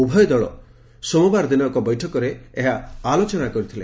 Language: Odia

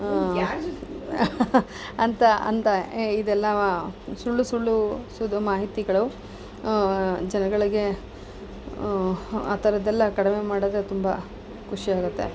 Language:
Kannada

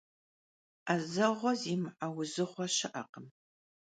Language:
Kabardian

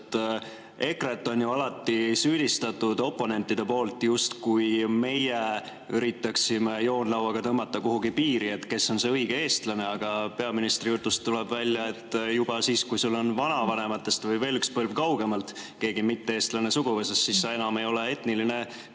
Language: Estonian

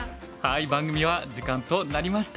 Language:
Japanese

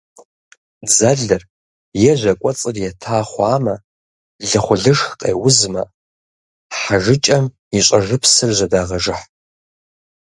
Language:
Kabardian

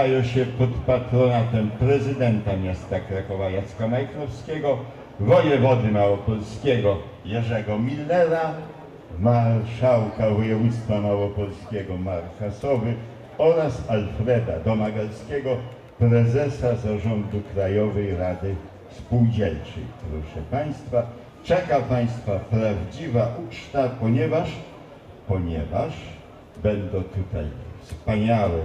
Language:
Polish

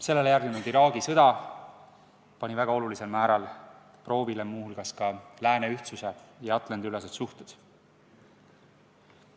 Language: Estonian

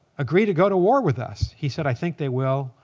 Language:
English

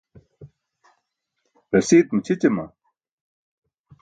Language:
Burushaski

